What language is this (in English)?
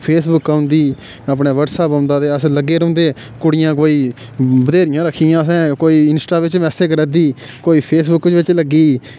Dogri